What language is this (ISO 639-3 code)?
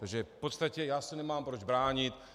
ces